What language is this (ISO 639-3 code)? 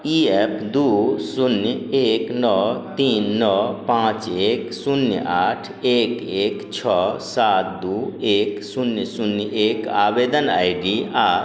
mai